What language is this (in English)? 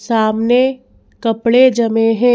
Hindi